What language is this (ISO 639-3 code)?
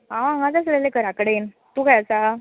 kok